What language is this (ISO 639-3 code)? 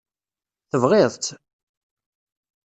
kab